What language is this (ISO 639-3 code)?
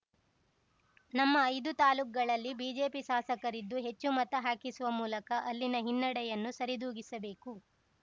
kan